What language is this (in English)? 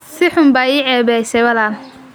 Somali